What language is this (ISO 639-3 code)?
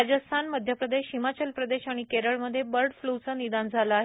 mar